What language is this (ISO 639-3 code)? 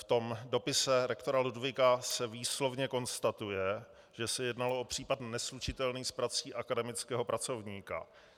ces